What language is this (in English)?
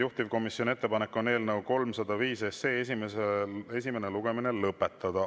Estonian